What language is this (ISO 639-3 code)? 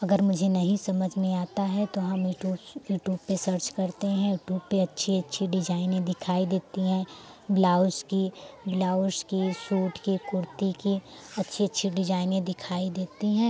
hin